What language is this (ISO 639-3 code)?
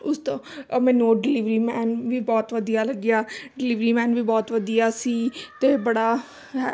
pan